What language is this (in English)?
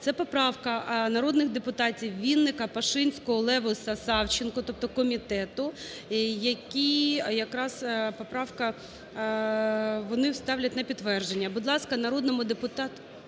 Ukrainian